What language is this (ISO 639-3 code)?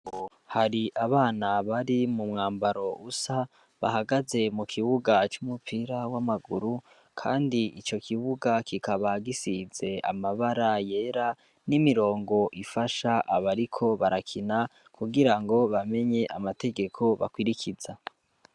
run